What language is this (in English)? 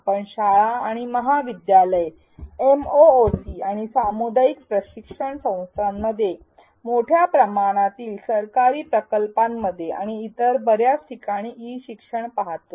Marathi